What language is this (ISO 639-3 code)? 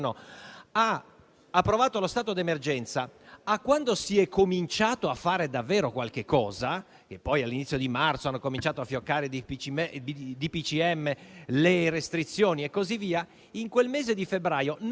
ita